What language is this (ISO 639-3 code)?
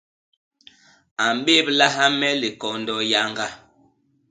bas